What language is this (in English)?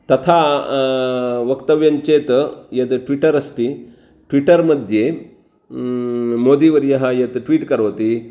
Sanskrit